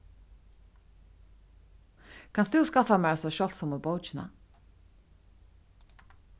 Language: Faroese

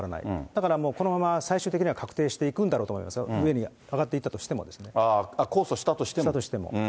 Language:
Japanese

